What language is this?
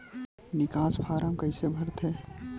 Chhattisgarhi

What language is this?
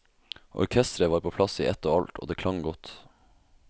Norwegian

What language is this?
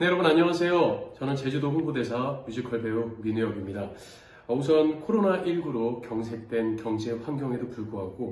Korean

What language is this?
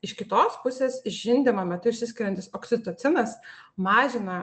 Lithuanian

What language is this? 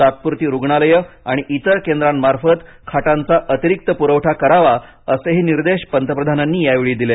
Marathi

